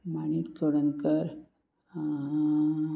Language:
Konkani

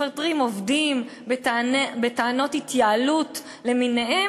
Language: Hebrew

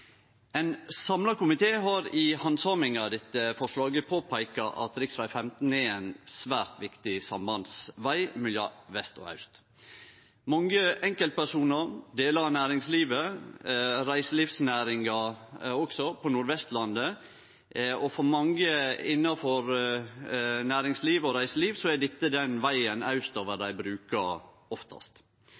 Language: Norwegian Nynorsk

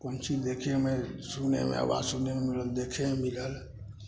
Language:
Maithili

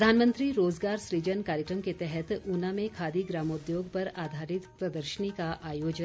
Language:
Hindi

